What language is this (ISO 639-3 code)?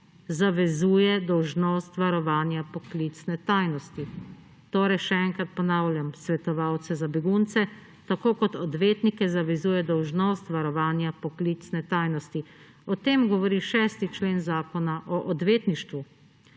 slv